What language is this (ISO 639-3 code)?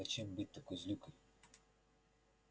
rus